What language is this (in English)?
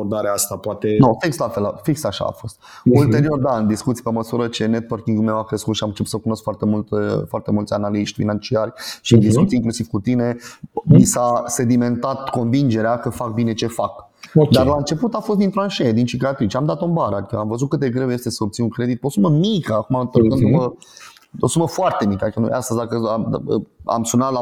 Romanian